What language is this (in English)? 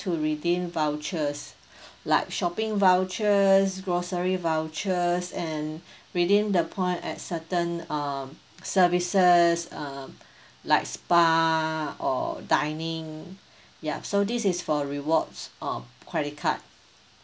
English